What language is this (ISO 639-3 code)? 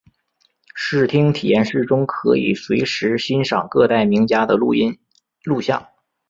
zho